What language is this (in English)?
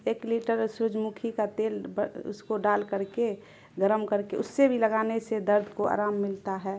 Urdu